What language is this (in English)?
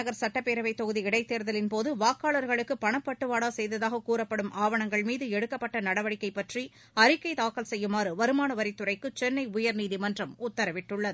Tamil